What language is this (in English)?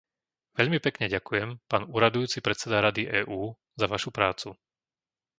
Slovak